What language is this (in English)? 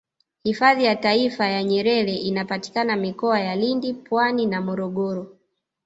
Swahili